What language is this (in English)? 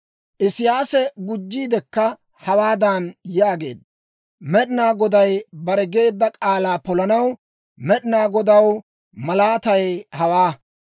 Dawro